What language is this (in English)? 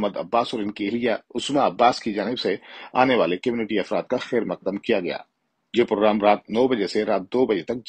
Hindi